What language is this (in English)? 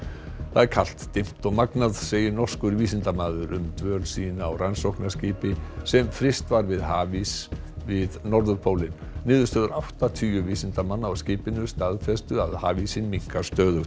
Icelandic